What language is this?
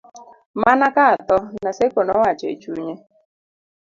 Luo (Kenya and Tanzania)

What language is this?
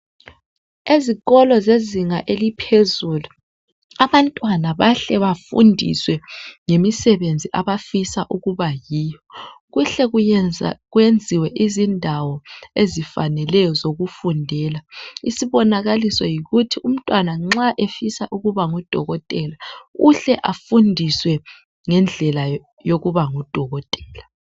North Ndebele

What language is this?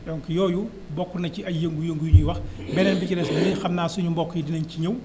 Wolof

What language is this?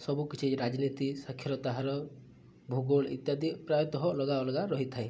Odia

